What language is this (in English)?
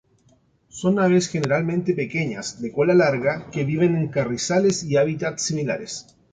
Spanish